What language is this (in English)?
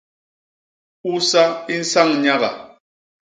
Basaa